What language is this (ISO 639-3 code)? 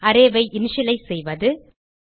tam